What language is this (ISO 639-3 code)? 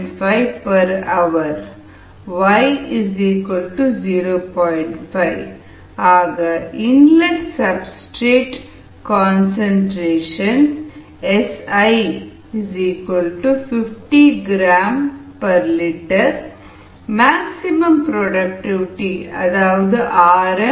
tam